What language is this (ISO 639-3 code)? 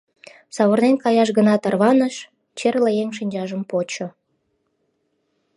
chm